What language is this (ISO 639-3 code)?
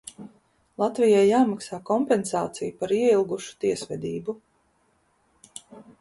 lav